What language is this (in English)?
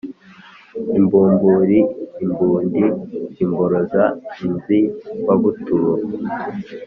Kinyarwanda